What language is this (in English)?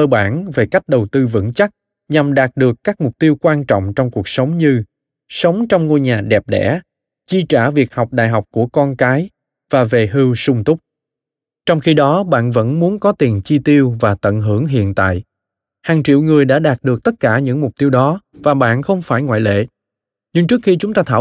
Vietnamese